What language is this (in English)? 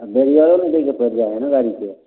Maithili